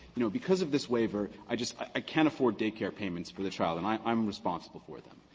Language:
English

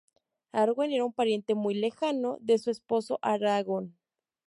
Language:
Spanish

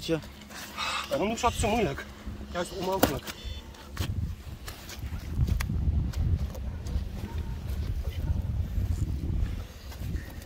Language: Dutch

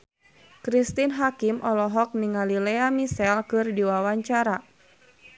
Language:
Sundanese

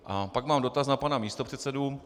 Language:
Czech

